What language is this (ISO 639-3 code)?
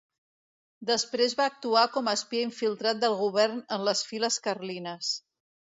cat